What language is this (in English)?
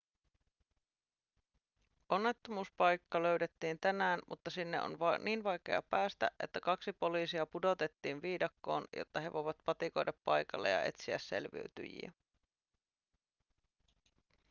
Finnish